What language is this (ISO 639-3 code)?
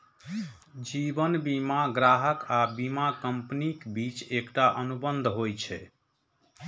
mai